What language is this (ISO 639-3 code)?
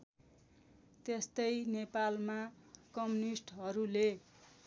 nep